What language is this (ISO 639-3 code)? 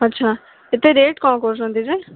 ori